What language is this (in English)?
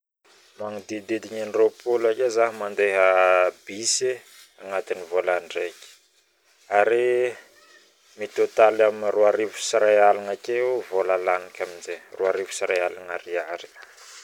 Northern Betsimisaraka Malagasy